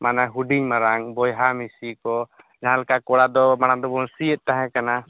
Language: Santali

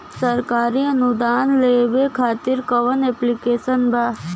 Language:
Bhojpuri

